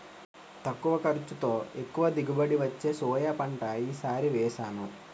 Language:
Telugu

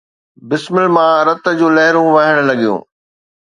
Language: Sindhi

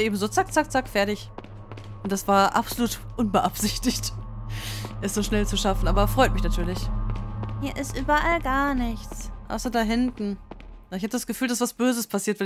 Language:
German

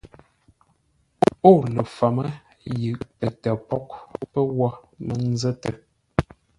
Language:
Ngombale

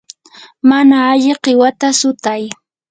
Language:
Yanahuanca Pasco Quechua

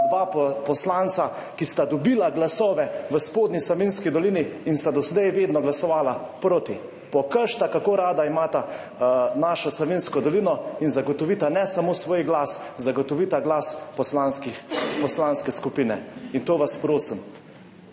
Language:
Slovenian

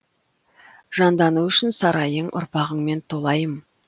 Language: Kazakh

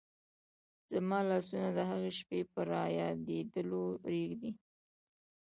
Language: Pashto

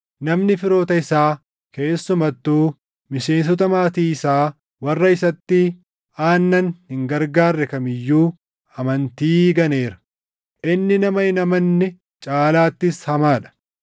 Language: Oromo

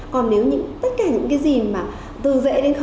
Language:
Vietnamese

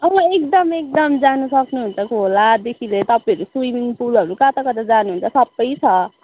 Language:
Nepali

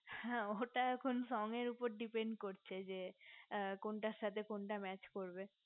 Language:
Bangla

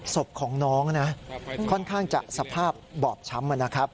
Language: Thai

